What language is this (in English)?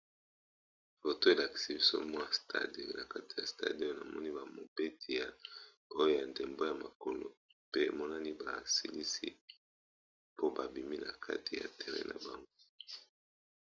Lingala